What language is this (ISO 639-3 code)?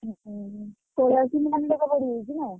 ori